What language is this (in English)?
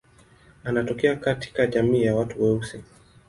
Swahili